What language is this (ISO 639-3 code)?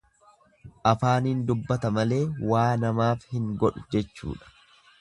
orm